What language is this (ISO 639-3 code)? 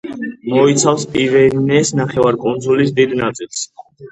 kat